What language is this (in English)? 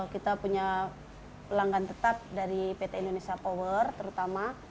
Indonesian